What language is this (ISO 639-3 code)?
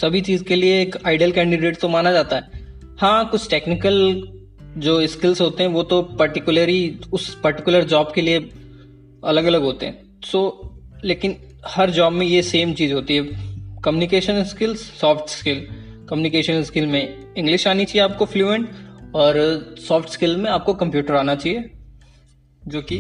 hin